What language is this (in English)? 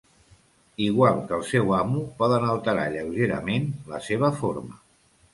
Catalan